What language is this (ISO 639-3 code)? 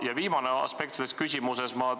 est